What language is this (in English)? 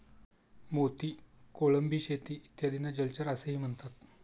Marathi